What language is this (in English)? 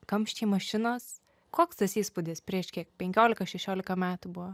Lithuanian